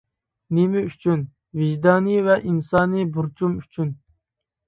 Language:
Uyghur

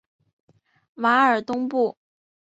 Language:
Chinese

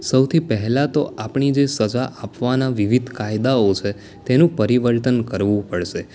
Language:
Gujarati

